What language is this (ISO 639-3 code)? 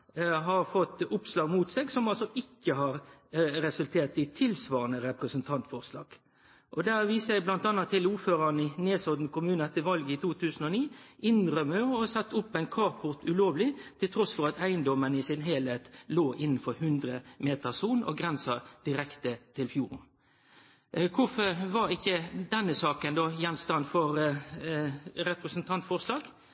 nno